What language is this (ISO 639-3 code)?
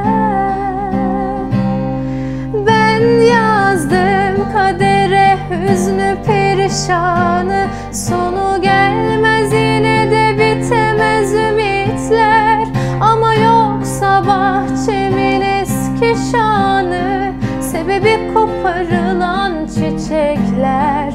tur